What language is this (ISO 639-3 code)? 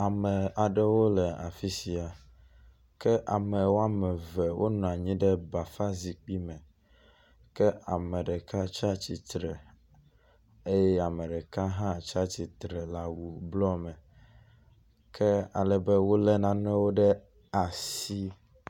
ewe